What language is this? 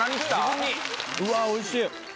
Japanese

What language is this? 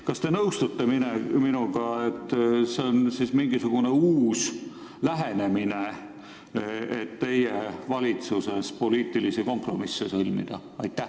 Estonian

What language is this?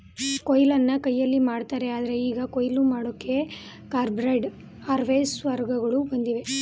Kannada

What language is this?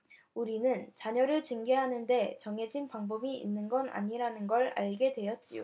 Korean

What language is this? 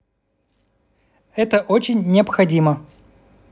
Russian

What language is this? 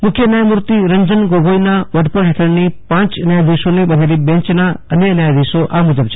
Gujarati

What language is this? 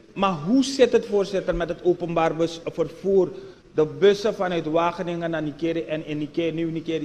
Dutch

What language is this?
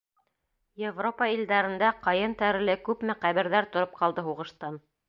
Bashkir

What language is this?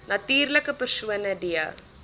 Afrikaans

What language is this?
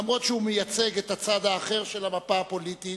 Hebrew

